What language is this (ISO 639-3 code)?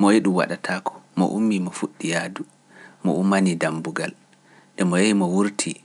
fuf